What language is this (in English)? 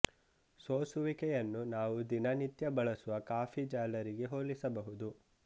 Kannada